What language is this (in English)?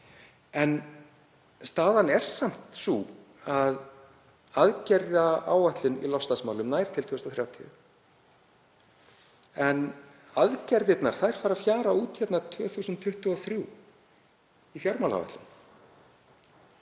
Icelandic